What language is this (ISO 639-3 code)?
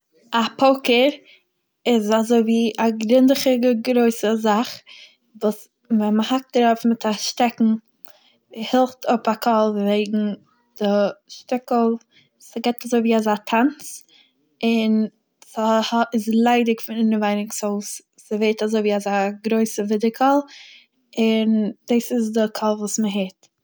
yid